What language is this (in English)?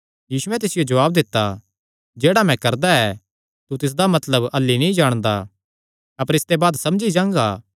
Kangri